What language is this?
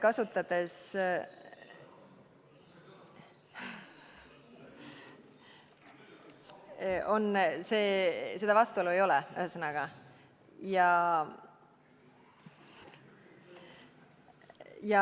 Estonian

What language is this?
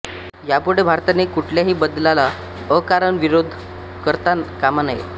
Marathi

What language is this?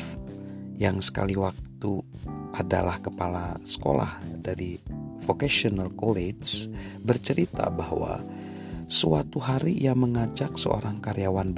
Indonesian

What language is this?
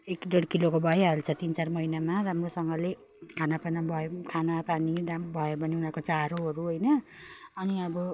Nepali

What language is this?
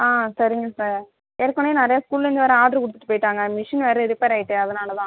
Tamil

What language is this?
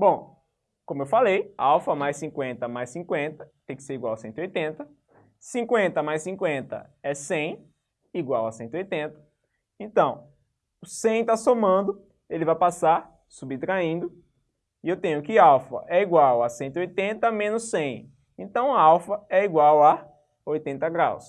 Portuguese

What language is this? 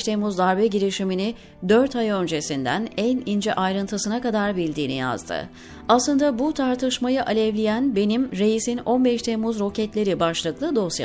Turkish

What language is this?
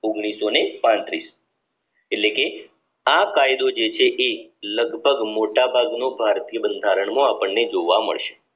Gujarati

